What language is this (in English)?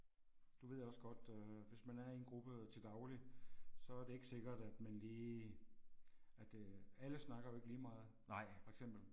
Danish